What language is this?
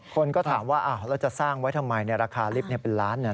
Thai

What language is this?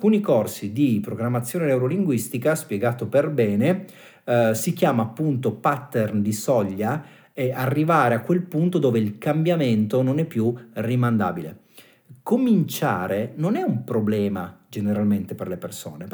Italian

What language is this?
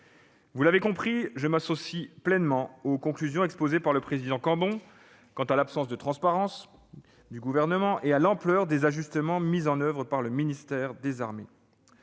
French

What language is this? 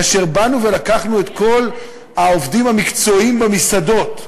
Hebrew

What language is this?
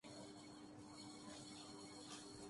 Urdu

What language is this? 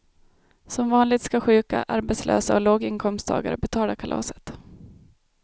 Swedish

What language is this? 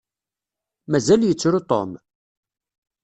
Kabyle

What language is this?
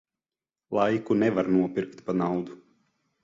Latvian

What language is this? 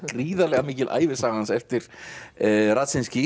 Icelandic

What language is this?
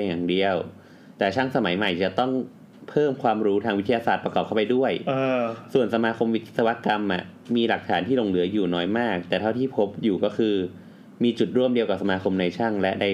Thai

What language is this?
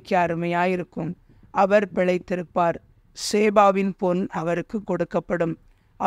Tamil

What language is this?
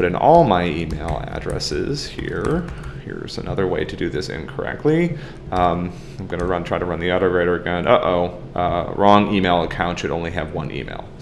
English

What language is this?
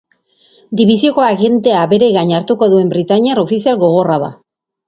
Basque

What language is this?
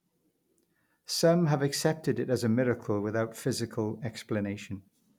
English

